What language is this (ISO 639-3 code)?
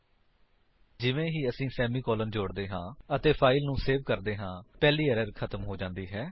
pan